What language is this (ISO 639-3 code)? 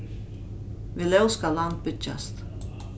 fao